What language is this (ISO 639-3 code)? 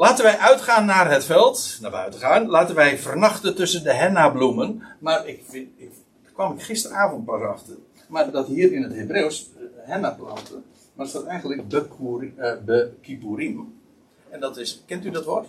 nld